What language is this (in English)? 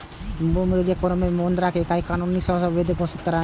Maithili